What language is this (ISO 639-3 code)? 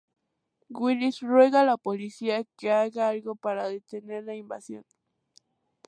spa